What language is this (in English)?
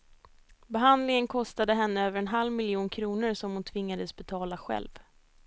Swedish